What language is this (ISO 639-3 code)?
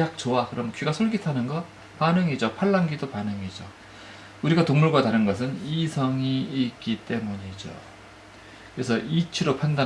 kor